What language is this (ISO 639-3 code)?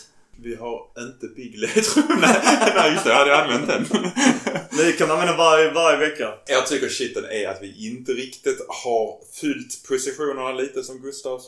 swe